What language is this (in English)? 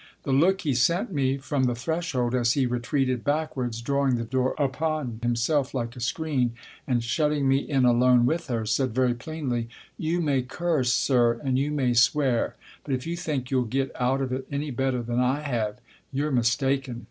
English